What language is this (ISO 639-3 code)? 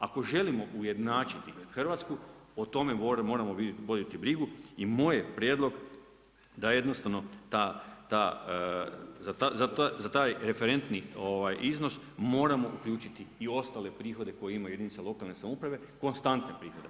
hrv